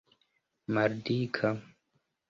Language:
Esperanto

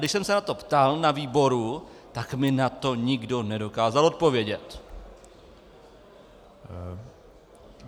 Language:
Czech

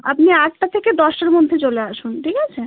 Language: Bangla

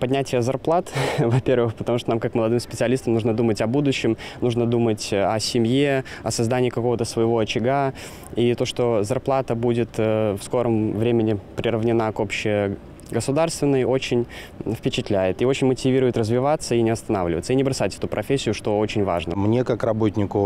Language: Russian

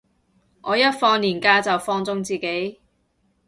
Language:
Cantonese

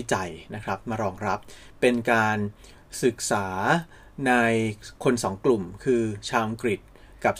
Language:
Thai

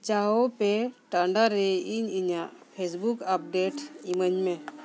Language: Santali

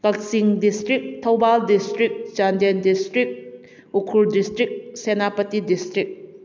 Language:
Manipuri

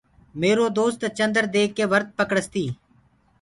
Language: Gurgula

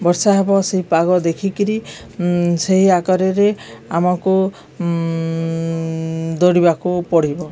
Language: Odia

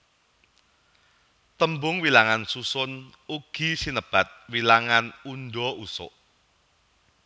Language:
Javanese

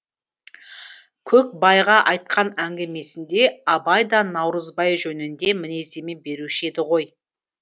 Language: Kazakh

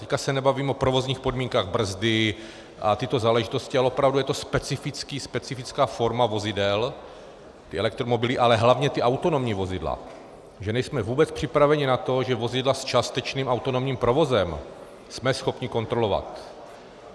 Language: Czech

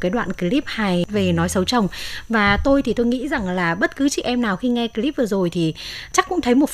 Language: Vietnamese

